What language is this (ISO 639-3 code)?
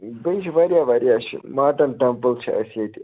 kas